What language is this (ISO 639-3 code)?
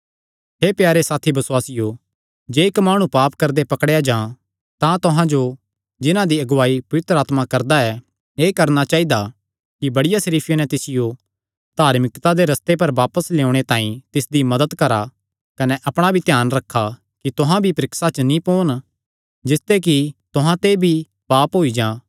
xnr